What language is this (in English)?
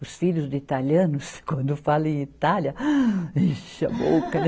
Portuguese